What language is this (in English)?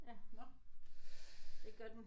Danish